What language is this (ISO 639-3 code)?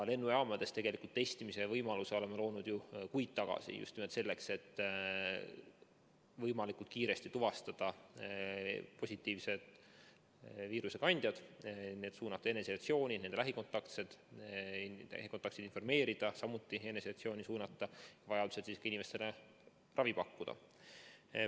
est